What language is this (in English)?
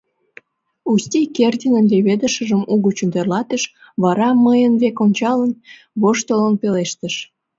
Mari